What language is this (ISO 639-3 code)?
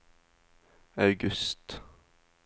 nor